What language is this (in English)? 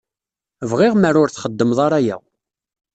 Kabyle